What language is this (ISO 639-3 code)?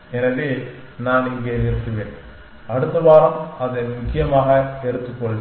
tam